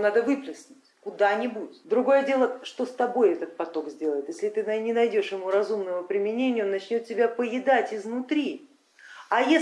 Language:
Russian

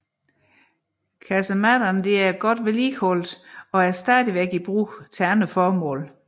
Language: Danish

